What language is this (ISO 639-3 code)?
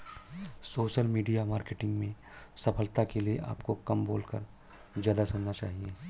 hin